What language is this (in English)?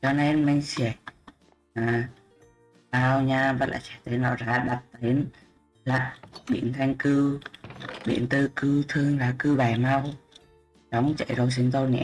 Vietnamese